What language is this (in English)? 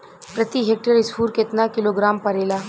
Bhojpuri